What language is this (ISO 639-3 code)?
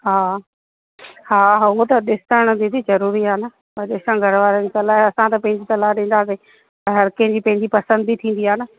snd